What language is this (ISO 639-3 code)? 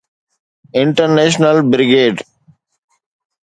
snd